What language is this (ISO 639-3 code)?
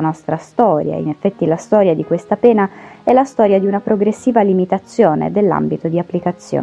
ita